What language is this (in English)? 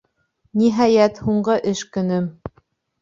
Bashkir